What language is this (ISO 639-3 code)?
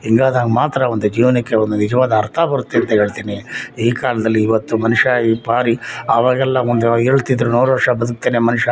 kan